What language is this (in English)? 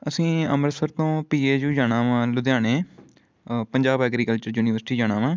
Punjabi